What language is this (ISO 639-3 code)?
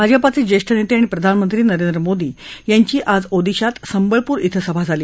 mar